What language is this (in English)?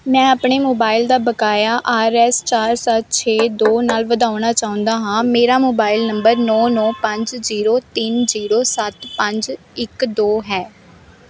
Punjabi